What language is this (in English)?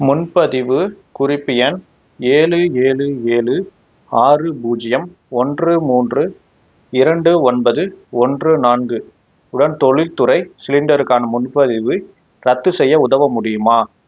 Tamil